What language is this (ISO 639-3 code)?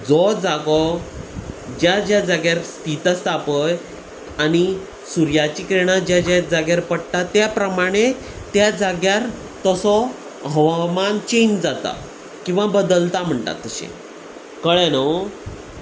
kok